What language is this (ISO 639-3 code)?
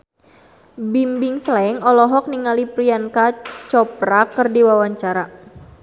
sun